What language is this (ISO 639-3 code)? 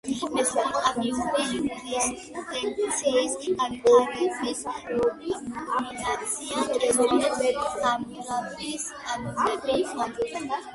kat